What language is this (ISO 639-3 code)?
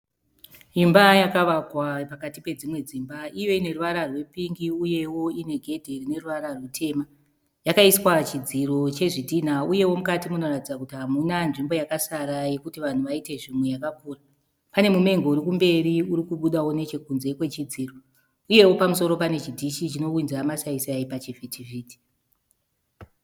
sna